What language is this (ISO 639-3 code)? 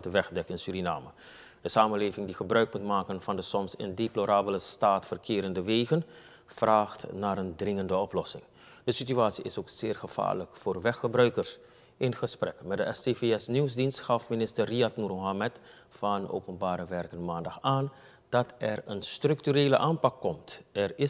nld